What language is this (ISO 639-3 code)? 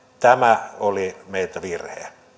fin